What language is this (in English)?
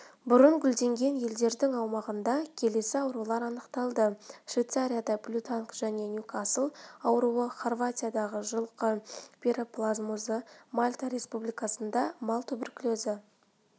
Kazakh